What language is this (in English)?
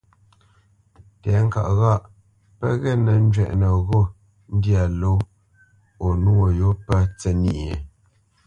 Bamenyam